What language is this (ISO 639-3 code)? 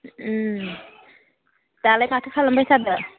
brx